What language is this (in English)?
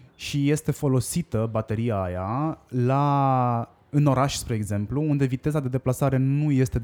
Romanian